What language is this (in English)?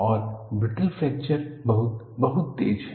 Hindi